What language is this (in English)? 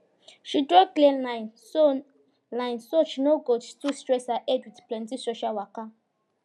Nigerian Pidgin